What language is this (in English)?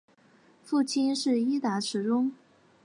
Chinese